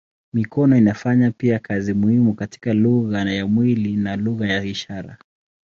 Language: Swahili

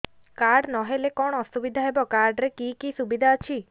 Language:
Odia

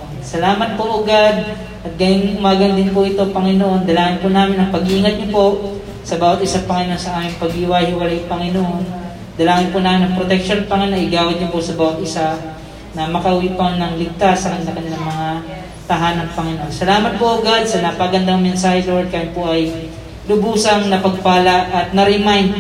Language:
Filipino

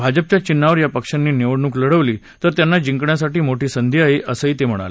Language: Marathi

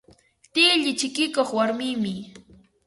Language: Ambo-Pasco Quechua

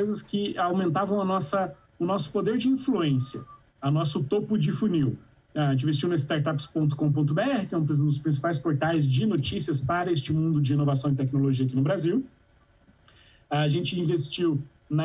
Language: Portuguese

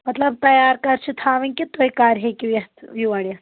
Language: Kashmiri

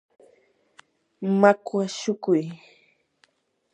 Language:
Yanahuanca Pasco Quechua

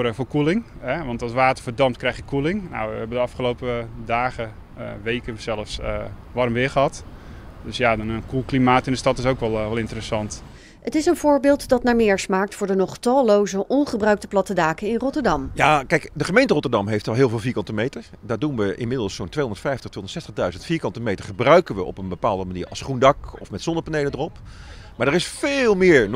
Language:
Dutch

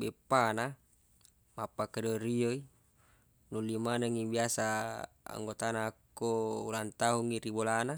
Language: Buginese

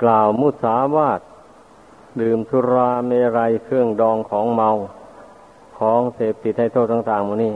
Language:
Thai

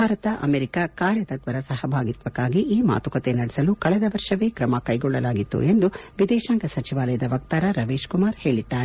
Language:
Kannada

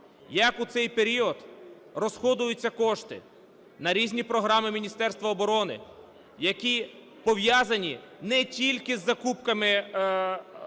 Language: Ukrainian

